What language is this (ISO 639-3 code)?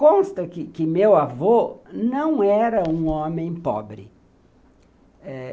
por